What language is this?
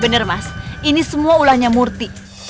Indonesian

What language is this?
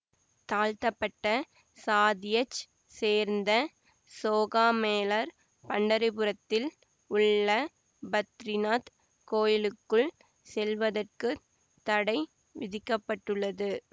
Tamil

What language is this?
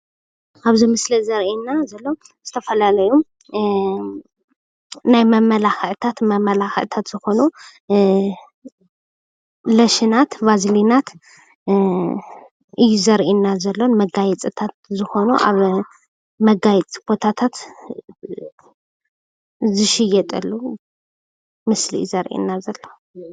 Tigrinya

